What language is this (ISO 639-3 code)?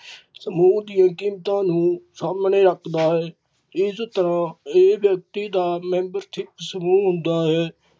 pan